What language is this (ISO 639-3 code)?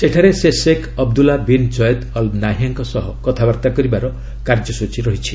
ori